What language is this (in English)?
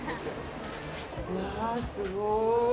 Japanese